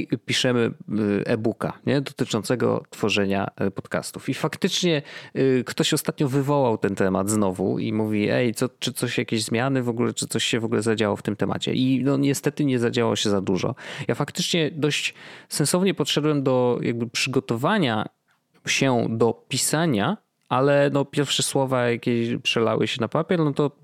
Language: Polish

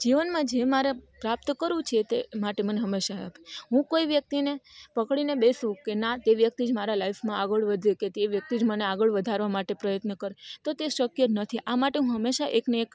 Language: Gujarati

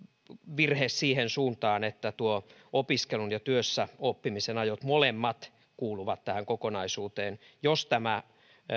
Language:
Finnish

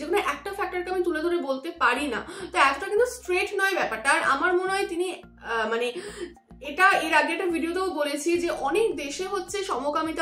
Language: Bangla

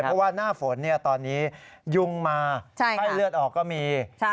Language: Thai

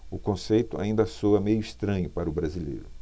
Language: Portuguese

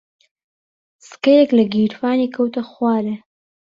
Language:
Central Kurdish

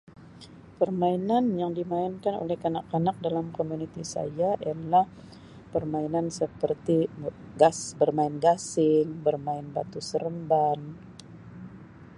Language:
Sabah Malay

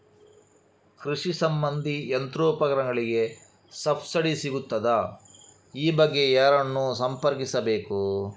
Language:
Kannada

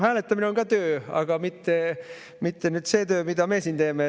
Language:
Estonian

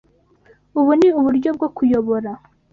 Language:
Kinyarwanda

